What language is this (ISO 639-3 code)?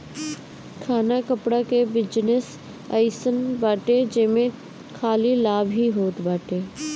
bho